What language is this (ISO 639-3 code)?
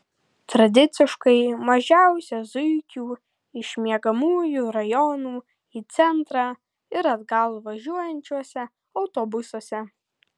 lit